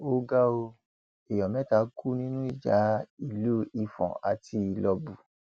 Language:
Yoruba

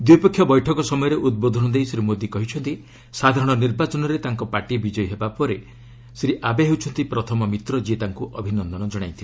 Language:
Odia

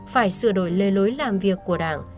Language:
Vietnamese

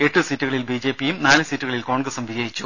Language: Malayalam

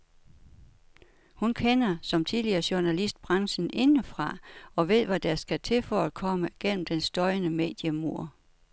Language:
Danish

